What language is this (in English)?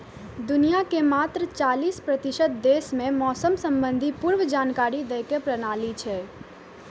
Maithili